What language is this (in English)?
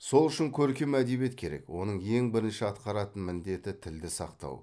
Kazakh